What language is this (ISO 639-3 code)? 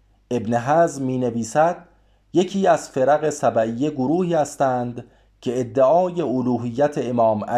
fas